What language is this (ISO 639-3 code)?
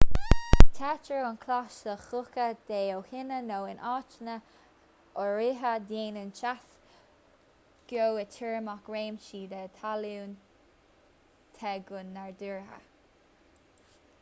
gle